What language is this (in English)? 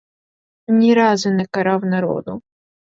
Ukrainian